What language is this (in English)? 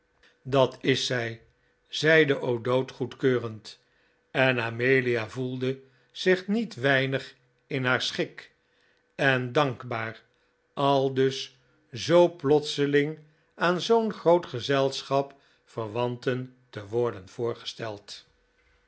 Dutch